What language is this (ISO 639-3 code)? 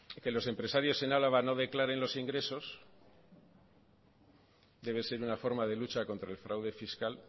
spa